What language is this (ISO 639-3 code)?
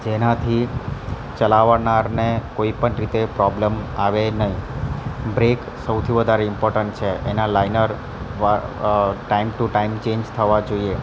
guj